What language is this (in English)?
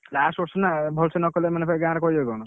Odia